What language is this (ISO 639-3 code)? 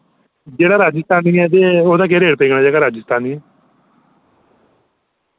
doi